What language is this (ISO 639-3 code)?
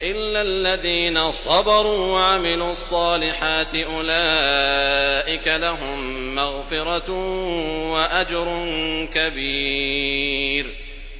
ara